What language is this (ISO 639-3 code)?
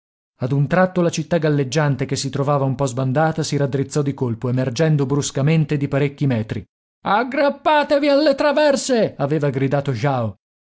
ita